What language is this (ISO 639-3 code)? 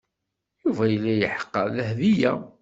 kab